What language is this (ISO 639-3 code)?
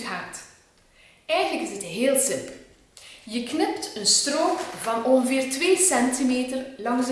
nld